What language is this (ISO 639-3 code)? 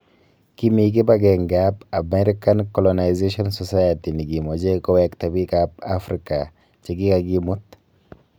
kln